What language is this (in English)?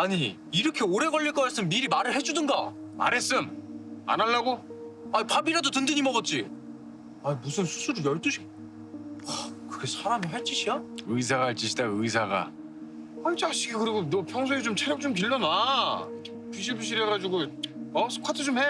Korean